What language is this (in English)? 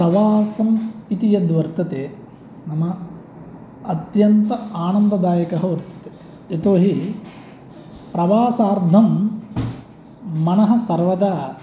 Sanskrit